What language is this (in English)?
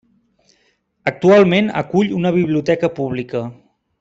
Catalan